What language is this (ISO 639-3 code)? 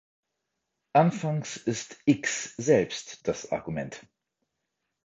deu